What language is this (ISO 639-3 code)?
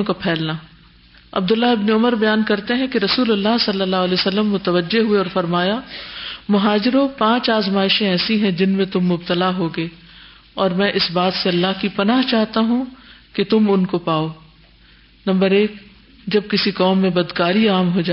urd